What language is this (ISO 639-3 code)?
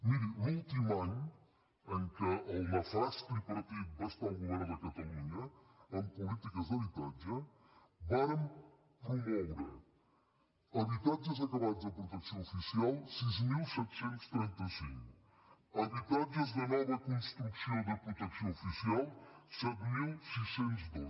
cat